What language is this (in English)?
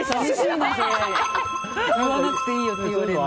Japanese